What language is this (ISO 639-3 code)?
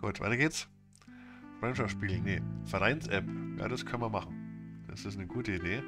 deu